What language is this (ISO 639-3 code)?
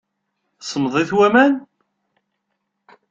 kab